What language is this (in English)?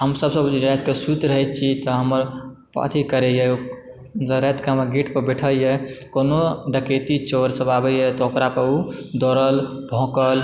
Maithili